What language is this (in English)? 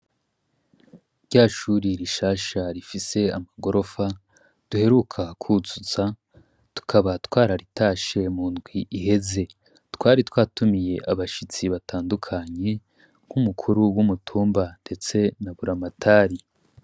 Rundi